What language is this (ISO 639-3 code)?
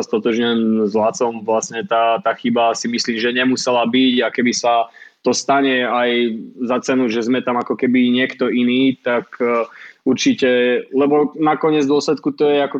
slk